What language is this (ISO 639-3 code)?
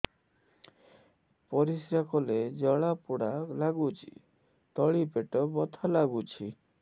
ori